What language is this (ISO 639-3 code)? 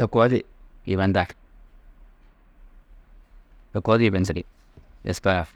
tuq